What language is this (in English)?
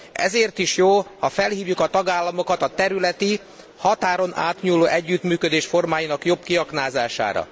Hungarian